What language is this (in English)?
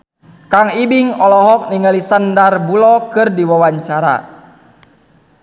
Sundanese